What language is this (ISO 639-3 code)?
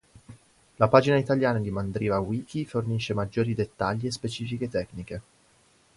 ita